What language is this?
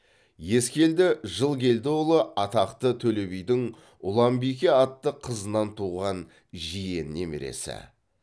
Kazakh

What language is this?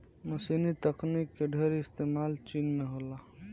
Bhojpuri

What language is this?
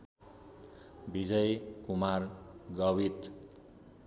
Nepali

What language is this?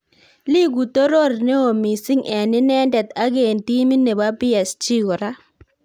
Kalenjin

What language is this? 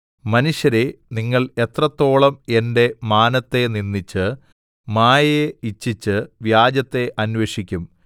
Malayalam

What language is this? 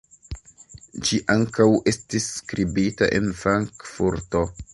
Esperanto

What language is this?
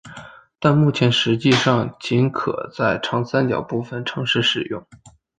Chinese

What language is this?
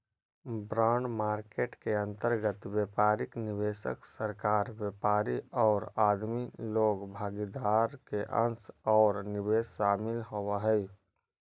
Magahi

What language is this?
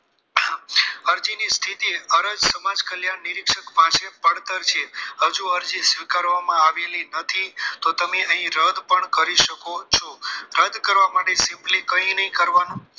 Gujarati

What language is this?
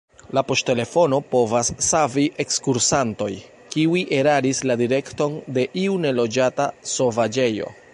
Esperanto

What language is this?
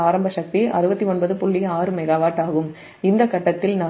Tamil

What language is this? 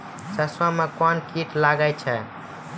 Maithili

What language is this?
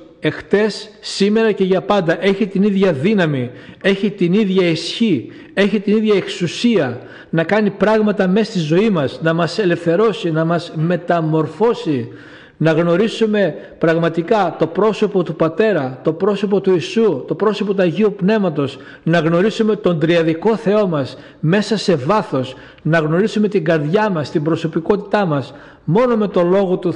Greek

